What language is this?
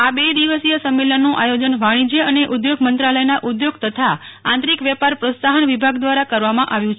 Gujarati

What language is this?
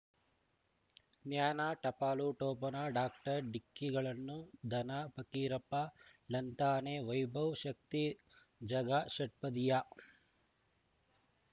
Kannada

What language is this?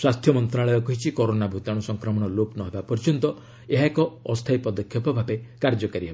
Odia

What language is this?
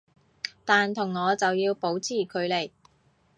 Cantonese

